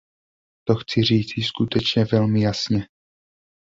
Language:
Czech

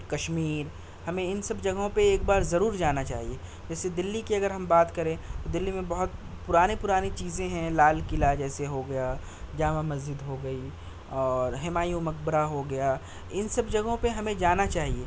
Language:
Urdu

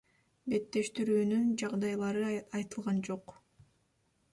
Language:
Kyrgyz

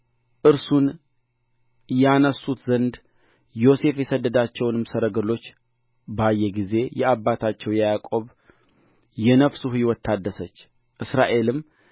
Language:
Amharic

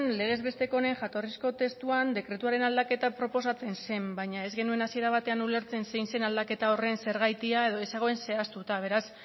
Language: Basque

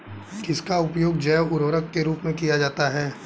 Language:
Hindi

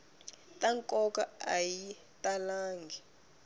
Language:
Tsonga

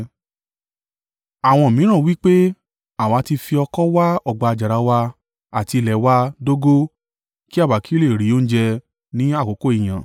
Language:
Yoruba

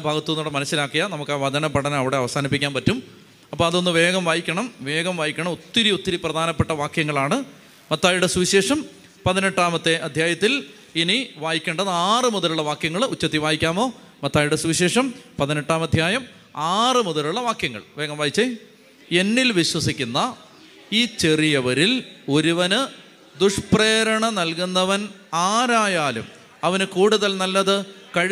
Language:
Malayalam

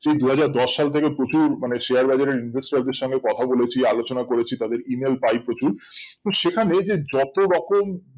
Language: Bangla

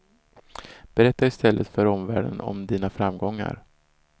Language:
Swedish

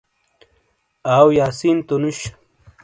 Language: Shina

